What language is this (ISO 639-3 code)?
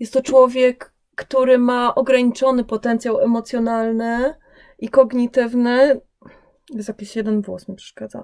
pol